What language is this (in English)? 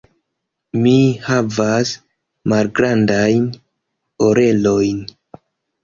Esperanto